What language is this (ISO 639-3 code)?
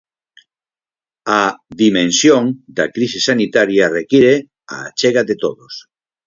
glg